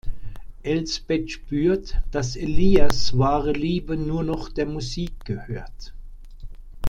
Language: German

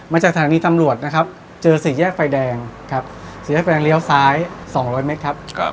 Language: Thai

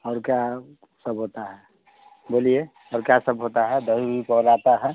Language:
Hindi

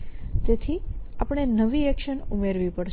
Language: Gujarati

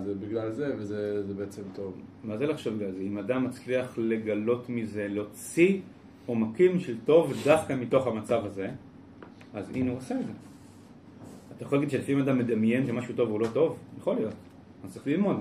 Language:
Hebrew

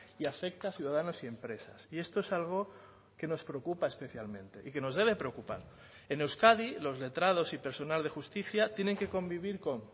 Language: Spanish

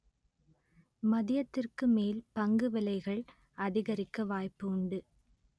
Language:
Tamil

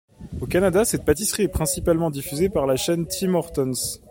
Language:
French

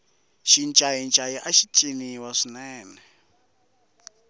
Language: Tsonga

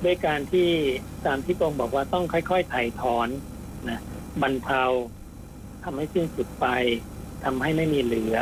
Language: Thai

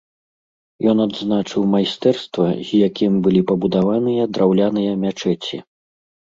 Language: Belarusian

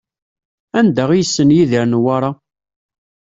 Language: Kabyle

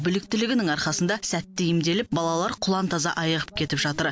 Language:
Kazakh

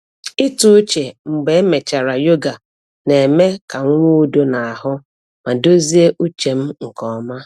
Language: Igbo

